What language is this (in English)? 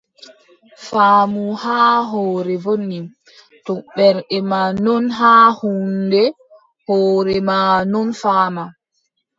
Adamawa Fulfulde